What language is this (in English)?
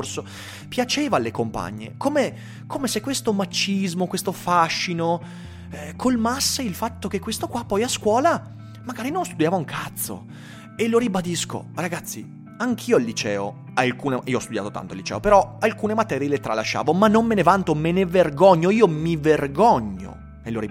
Italian